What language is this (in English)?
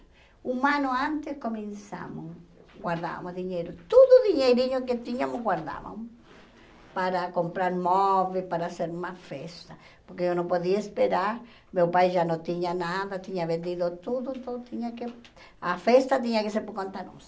Portuguese